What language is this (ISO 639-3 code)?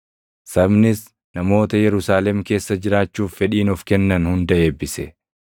orm